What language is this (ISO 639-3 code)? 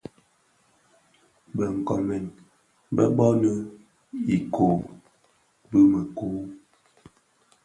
ksf